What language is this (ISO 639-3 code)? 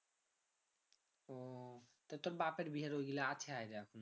ben